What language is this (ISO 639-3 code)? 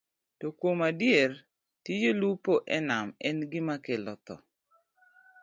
luo